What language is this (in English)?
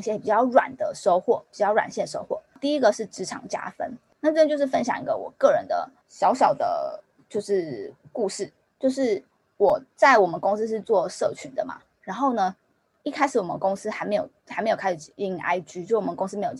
Chinese